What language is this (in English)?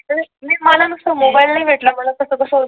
Marathi